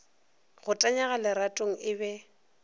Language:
Northern Sotho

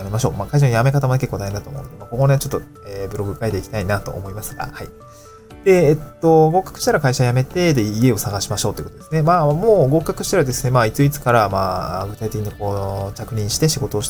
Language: Japanese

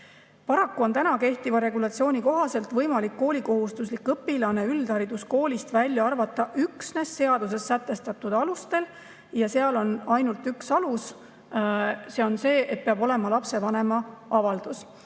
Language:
Estonian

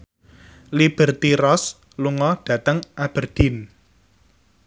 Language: Javanese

